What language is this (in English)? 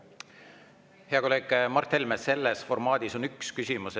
Estonian